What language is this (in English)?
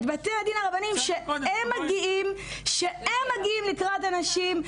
Hebrew